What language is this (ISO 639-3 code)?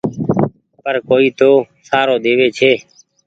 gig